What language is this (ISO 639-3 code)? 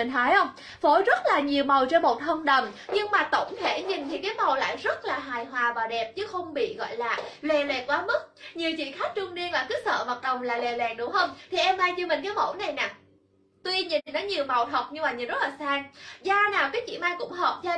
vie